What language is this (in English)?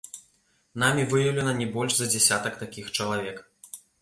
Belarusian